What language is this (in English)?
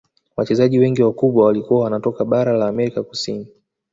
Swahili